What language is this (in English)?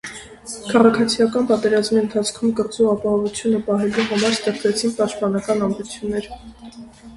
Armenian